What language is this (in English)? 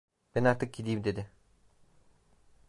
Turkish